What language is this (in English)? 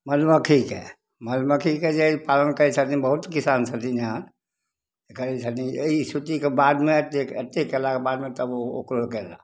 Maithili